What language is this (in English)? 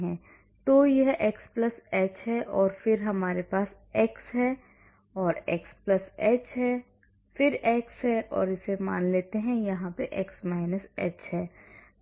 Hindi